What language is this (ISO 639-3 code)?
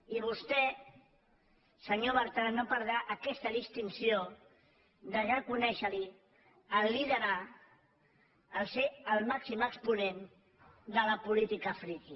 cat